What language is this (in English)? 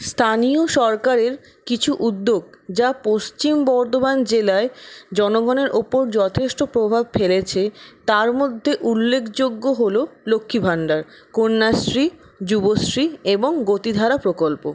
Bangla